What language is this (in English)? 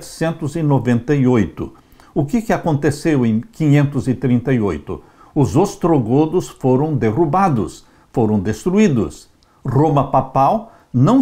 Portuguese